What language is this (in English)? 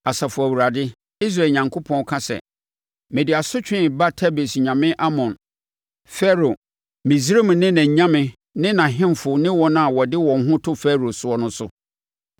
Akan